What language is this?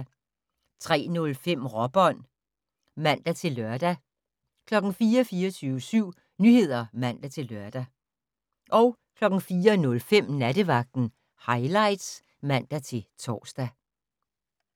Danish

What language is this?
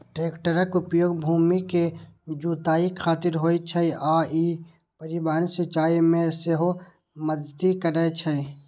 Maithili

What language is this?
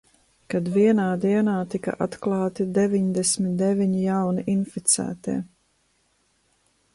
Latvian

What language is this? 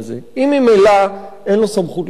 Hebrew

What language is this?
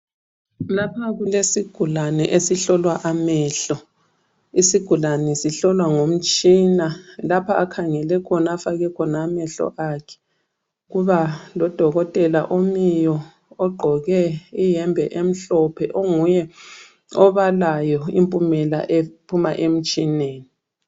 North Ndebele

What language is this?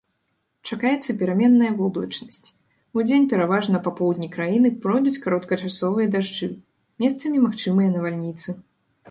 Belarusian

